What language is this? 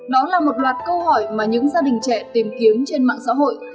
Vietnamese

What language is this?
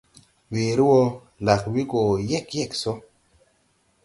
Tupuri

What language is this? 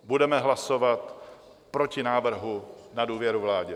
Czech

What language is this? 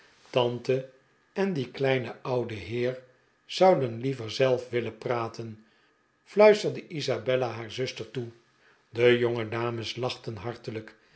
Dutch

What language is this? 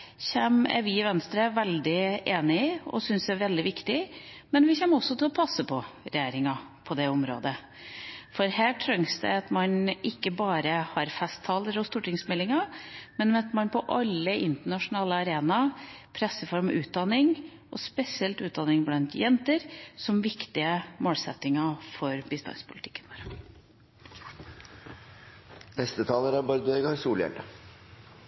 Norwegian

